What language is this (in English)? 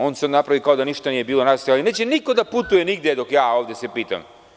Serbian